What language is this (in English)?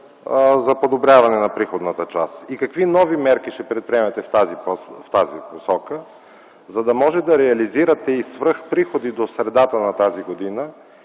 Bulgarian